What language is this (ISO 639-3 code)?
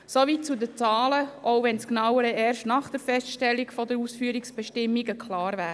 gsw